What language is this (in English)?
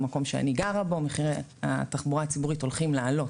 Hebrew